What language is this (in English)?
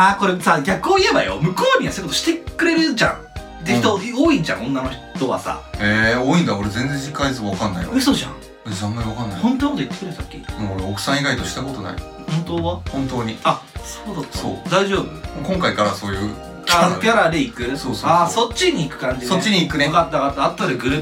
Japanese